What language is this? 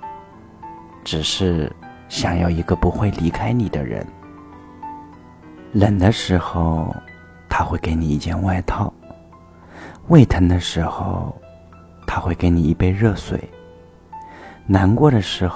Chinese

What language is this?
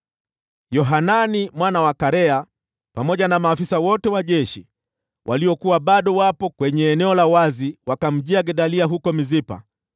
Swahili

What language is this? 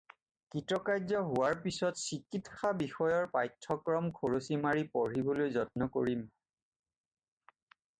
Assamese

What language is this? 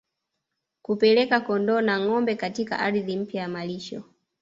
Swahili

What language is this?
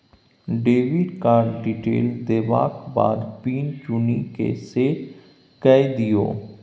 Maithili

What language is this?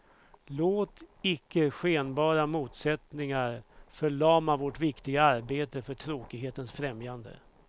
Swedish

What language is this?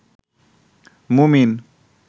Bangla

